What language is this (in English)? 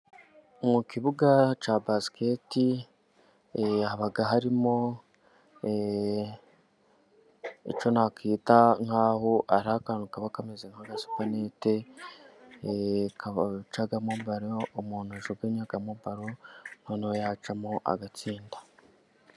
Kinyarwanda